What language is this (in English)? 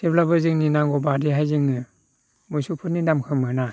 Bodo